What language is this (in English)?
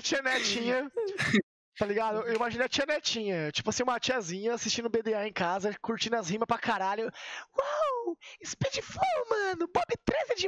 Portuguese